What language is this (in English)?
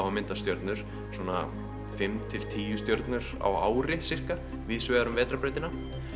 Icelandic